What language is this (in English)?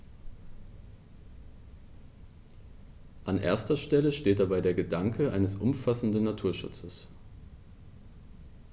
German